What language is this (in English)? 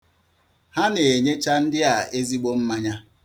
Igbo